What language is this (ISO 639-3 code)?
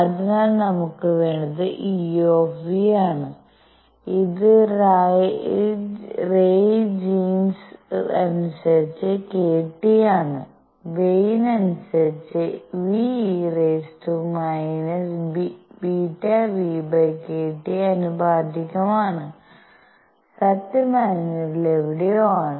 mal